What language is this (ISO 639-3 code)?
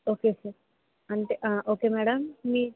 tel